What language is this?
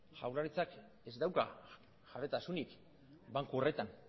Basque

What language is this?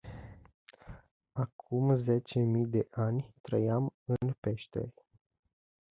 Romanian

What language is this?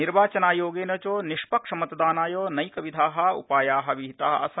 Sanskrit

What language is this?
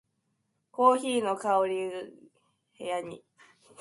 Japanese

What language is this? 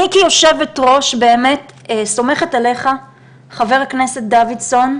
Hebrew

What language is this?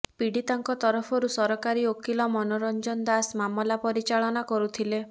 Odia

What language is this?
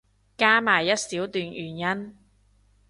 Cantonese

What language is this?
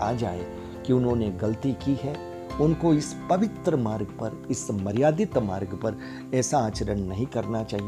Hindi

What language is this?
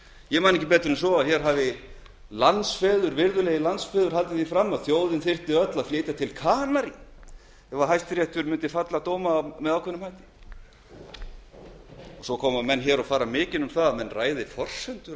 Icelandic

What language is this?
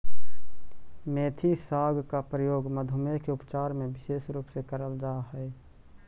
Magahi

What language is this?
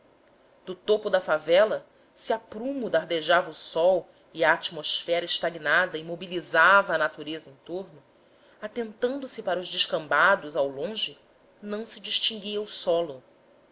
Portuguese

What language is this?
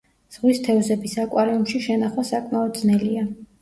Georgian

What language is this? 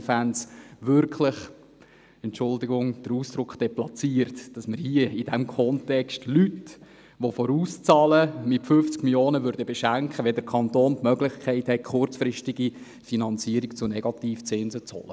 Swiss German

